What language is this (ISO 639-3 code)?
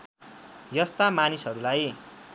nep